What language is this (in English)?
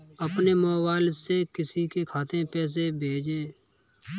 Hindi